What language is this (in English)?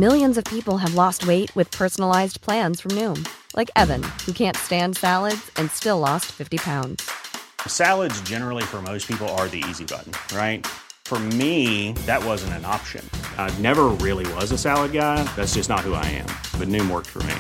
Swedish